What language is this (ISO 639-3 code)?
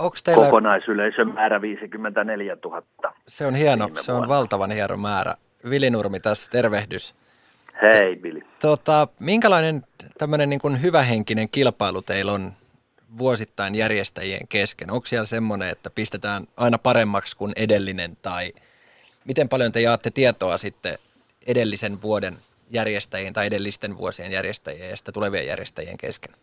fin